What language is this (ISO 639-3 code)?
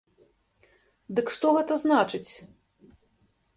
bel